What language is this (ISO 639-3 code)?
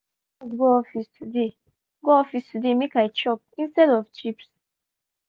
pcm